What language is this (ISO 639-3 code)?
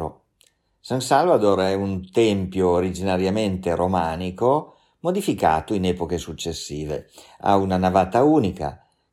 ita